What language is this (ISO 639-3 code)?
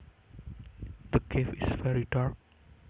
jav